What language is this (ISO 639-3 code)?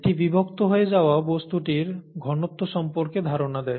ben